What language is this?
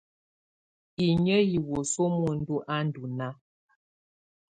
Tunen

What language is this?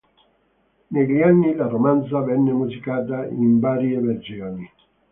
Italian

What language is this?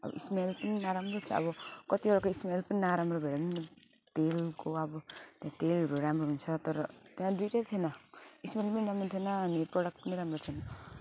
Nepali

